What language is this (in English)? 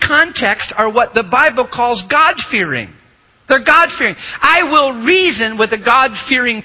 English